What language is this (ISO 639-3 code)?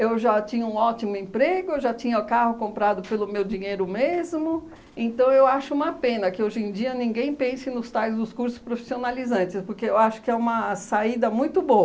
por